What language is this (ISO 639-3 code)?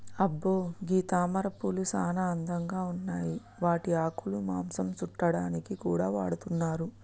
tel